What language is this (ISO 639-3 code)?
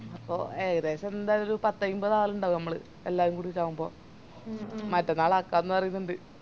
mal